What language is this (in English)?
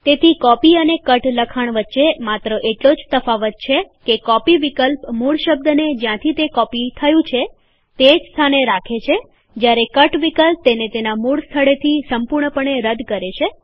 Gujarati